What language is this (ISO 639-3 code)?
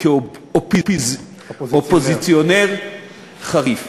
heb